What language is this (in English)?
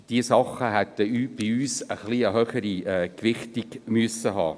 Swiss German